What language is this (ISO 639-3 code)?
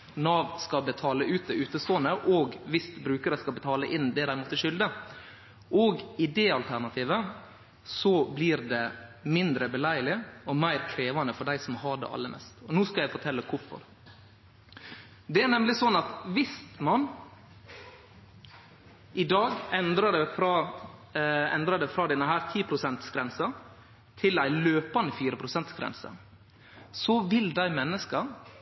nno